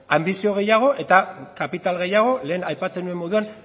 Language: Basque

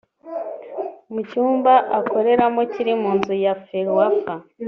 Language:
Kinyarwanda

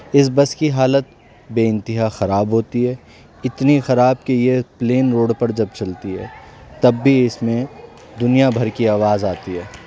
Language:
Urdu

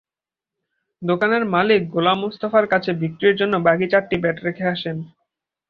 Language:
Bangla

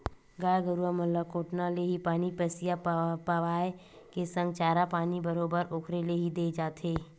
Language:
Chhattisgarhi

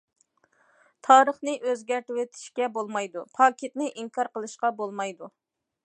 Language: Uyghur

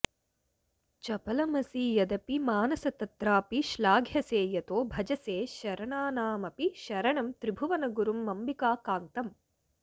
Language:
Sanskrit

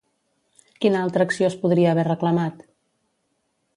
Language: Catalan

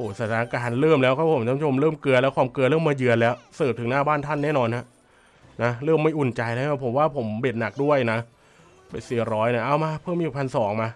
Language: Thai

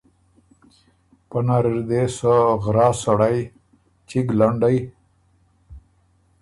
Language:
Ormuri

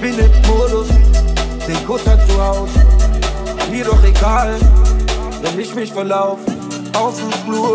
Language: German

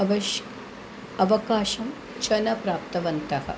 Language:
Sanskrit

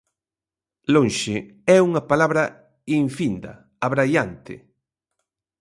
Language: Galician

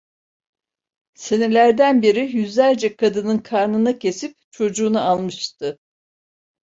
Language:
Turkish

